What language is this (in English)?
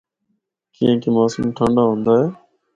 Northern Hindko